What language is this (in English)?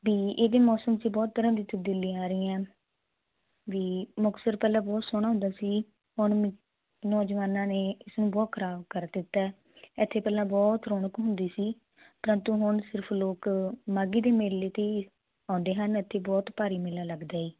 Punjabi